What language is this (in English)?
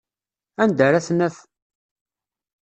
Kabyle